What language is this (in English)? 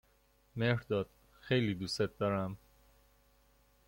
Persian